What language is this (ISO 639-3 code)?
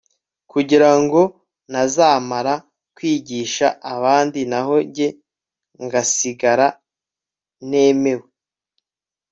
kin